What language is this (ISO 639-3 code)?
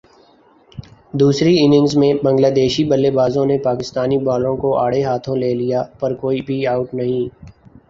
urd